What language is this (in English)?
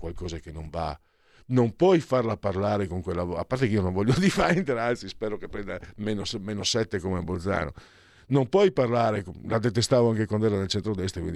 Italian